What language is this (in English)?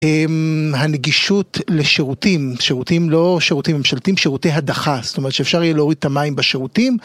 Hebrew